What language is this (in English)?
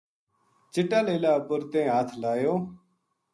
Gujari